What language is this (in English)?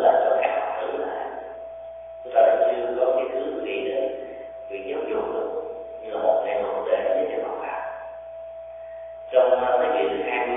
Vietnamese